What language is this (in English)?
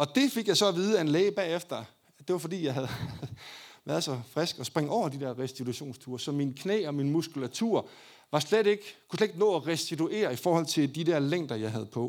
Danish